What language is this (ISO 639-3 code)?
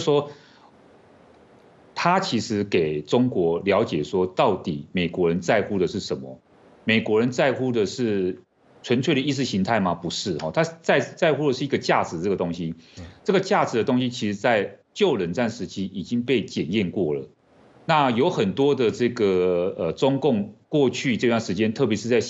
zho